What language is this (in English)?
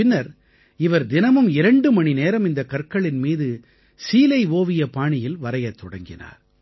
Tamil